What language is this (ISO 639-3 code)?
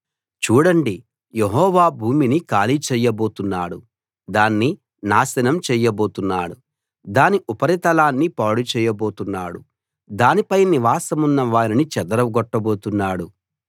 tel